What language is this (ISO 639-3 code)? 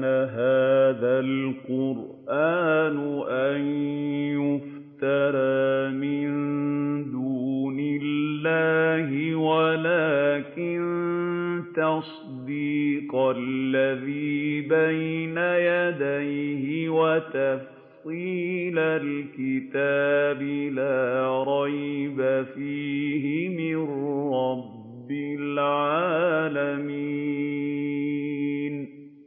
ara